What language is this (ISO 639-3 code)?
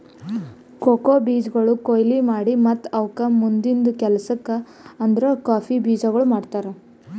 kan